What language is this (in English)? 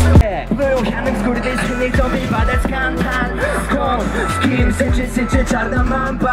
Polish